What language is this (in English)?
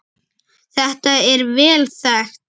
Icelandic